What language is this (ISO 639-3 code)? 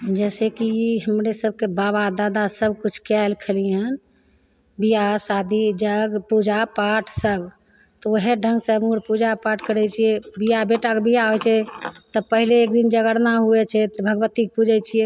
mai